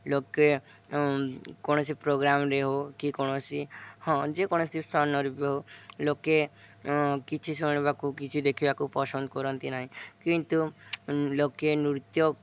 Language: Odia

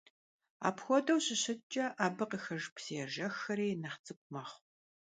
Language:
Kabardian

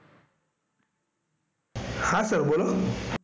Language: Gujarati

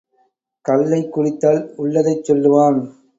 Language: Tamil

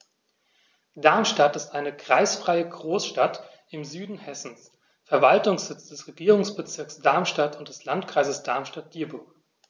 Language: German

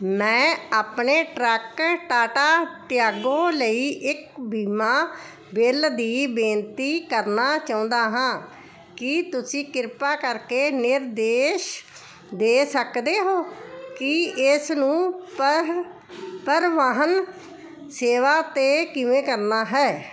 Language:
Punjabi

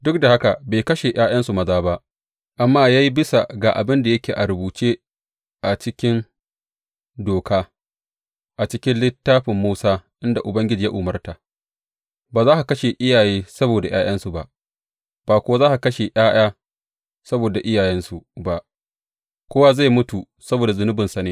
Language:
Hausa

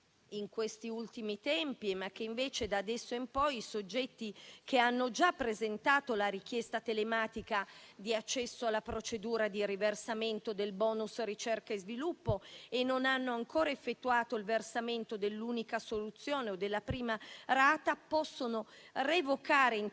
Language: Italian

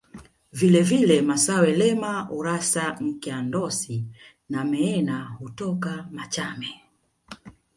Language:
Swahili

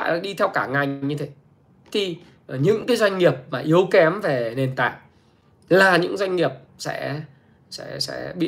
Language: Vietnamese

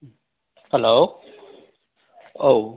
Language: Bodo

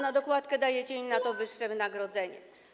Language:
Polish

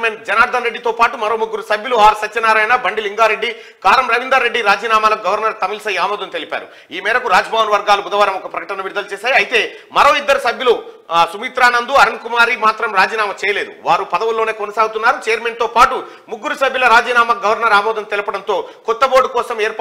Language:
Telugu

